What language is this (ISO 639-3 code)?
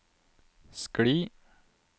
nor